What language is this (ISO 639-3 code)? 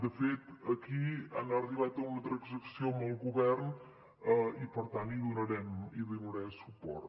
cat